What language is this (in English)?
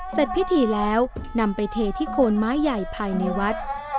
Thai